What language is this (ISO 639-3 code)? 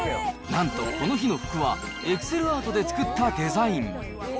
jpn